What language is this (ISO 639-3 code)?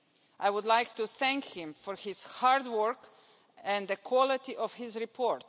eng